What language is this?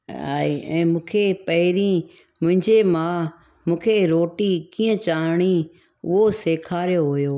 Sindhi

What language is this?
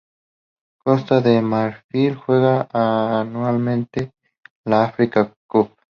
Spanish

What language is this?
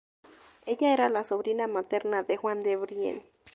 Spanish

